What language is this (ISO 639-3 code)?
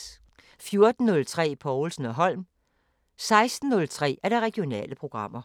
dan